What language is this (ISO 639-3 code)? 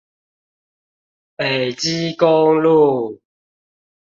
zho